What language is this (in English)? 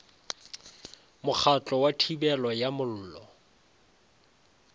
Northern Sotho